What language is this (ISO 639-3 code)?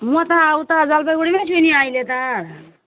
nep